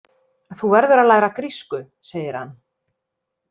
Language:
Icelandic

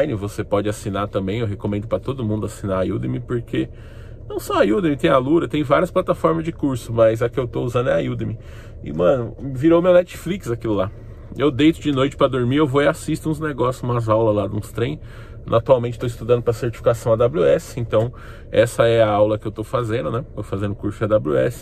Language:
Portuguese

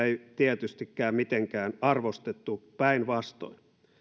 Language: Finnish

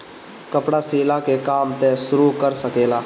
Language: Bhojpuri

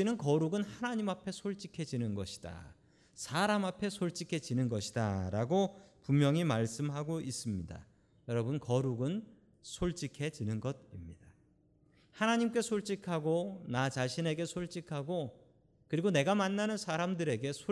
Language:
Korean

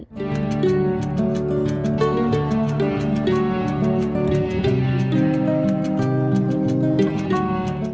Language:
Vietnamese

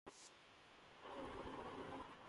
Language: Urdu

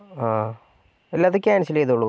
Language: Malayalam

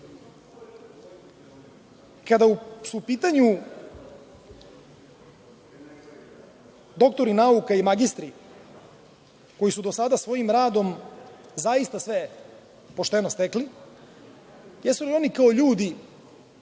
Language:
Serbian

